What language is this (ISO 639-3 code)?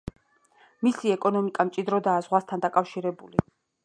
kat